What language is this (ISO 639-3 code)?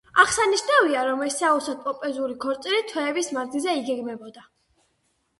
kat